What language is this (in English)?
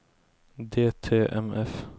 Norwegian